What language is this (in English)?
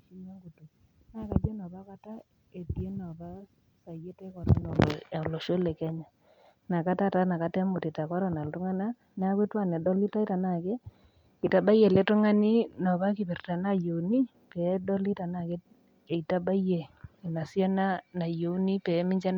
Masai